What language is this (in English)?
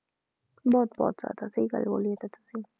Punjabi